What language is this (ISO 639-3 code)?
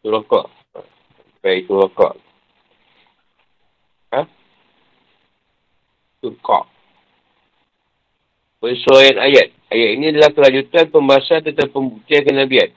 msa